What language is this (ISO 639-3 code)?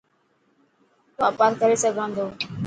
mki